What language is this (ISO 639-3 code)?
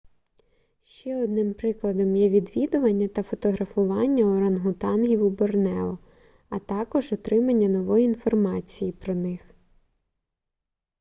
ukr